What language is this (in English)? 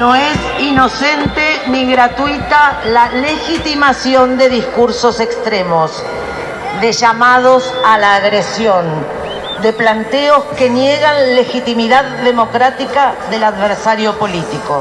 Spanish